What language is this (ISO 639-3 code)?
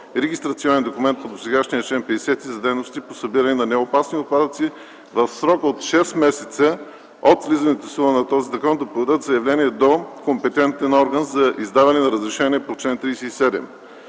bul